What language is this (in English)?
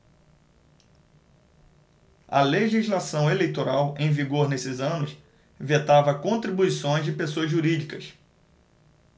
Portuguese